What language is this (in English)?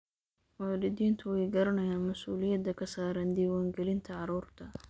Somali